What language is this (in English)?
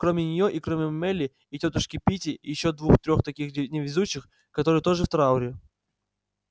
Russian